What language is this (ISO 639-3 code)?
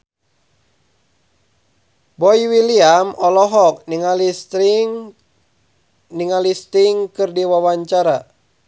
sun